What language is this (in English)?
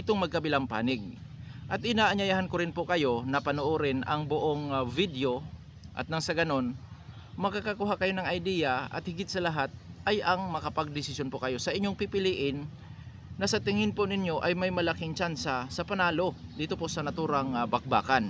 Filipino